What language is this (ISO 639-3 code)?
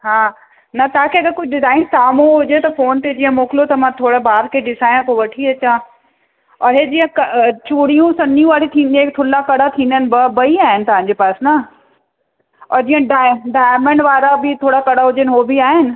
snd